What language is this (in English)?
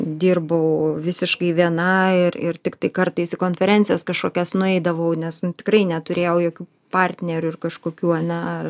Lithuanian